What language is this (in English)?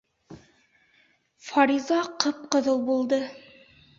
Bashkir